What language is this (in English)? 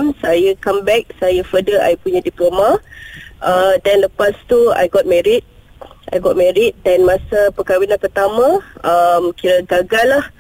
Malay